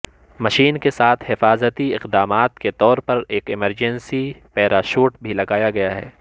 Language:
Urdu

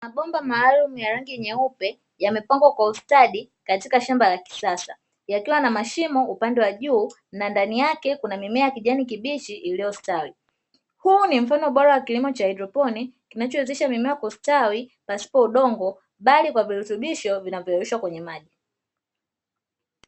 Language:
Swahili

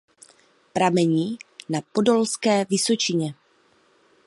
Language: Czech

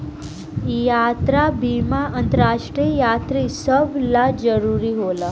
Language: Bhojpuri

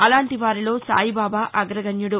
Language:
Telugu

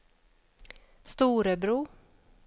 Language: Swedish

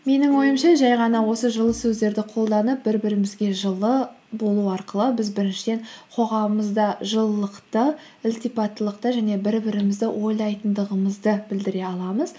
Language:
Kazakh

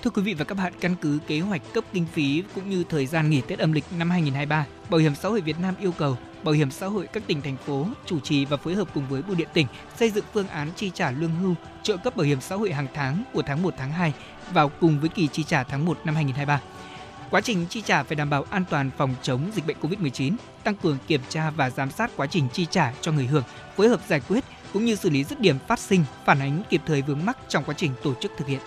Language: Vietnamese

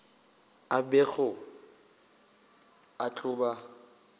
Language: Northern Sotho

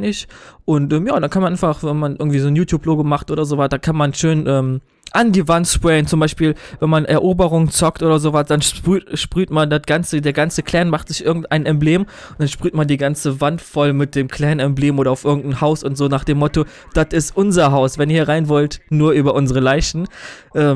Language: German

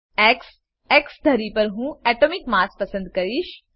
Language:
Gujarati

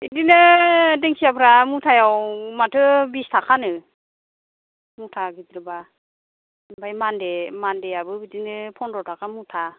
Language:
Bodo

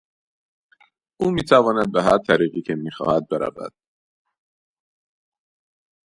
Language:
Persian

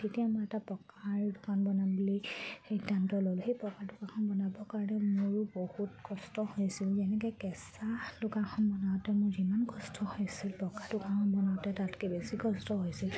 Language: Assamese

